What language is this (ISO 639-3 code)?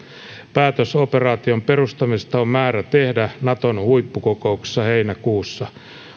fin